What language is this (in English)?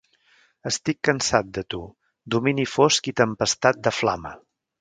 Catalan